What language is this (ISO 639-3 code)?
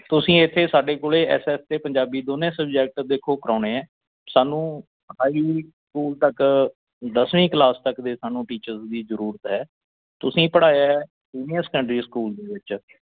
pan